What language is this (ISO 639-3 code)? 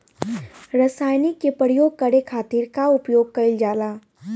bho